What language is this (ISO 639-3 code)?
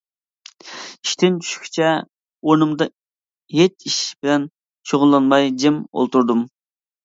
uig